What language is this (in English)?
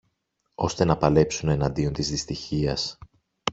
Greek